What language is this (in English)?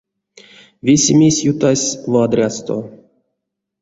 Erzya